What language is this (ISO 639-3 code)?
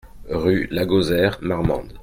fra